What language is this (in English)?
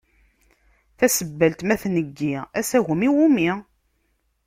Kabyle